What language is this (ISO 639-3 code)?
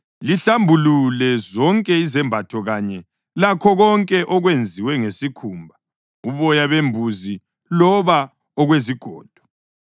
nde